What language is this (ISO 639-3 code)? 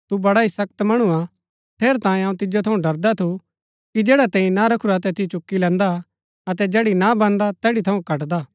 gbk